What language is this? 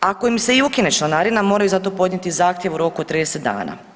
Croatian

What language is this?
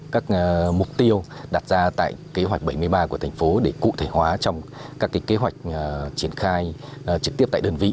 Vietnamese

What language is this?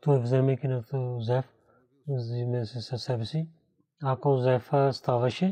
Bulgarian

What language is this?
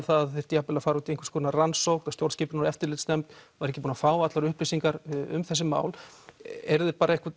Icelandic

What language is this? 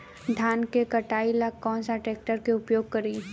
Bhojpuri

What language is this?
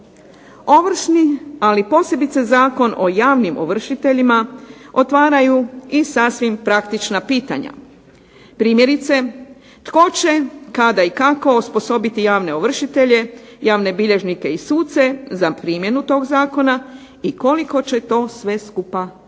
Croatian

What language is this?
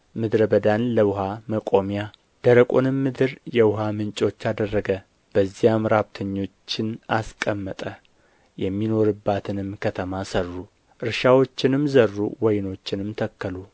Amharic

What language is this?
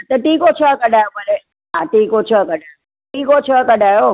Sindhi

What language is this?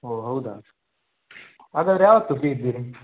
Kannada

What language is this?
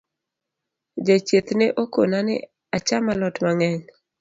Luo (Kenya and Tanzania)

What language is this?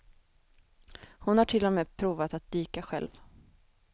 Swedish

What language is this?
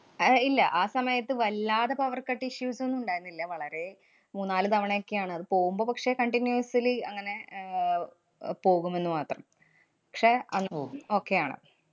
Malayalam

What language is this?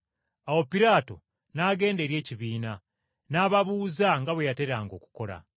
Ganda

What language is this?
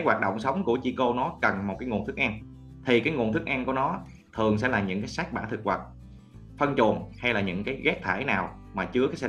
Vietnamese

